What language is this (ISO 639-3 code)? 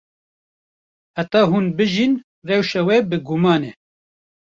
kur